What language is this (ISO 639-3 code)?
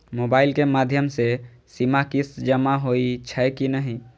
mai